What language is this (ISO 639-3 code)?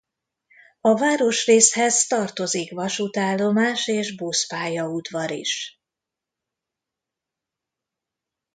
hun